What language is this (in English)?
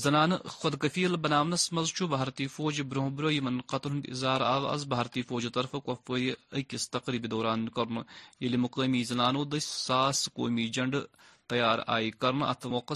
Urdu